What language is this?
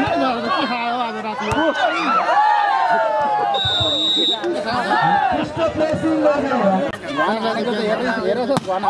Arabic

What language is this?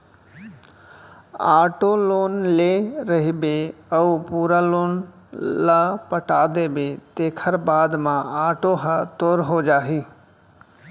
Chhattisgarhi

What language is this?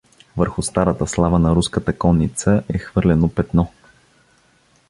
Bulgarian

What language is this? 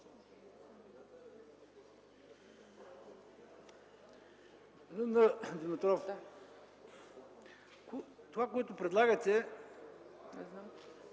Bulgarian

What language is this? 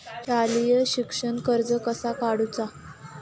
Marathi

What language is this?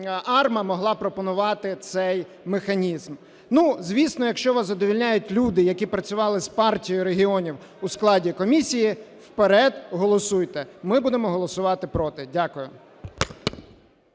Ukrainian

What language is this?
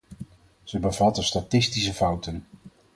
Dutch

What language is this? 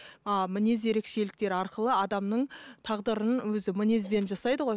Kazakh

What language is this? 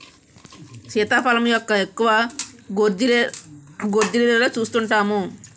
Telugu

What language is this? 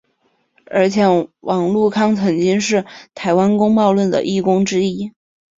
Chinese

